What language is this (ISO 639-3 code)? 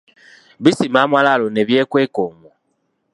lug